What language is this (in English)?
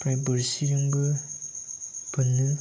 Bodo